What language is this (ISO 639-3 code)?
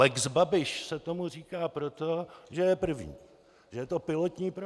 ces